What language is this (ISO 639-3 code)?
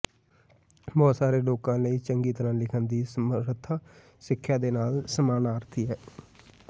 pan